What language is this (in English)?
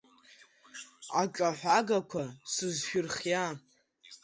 Abkhazian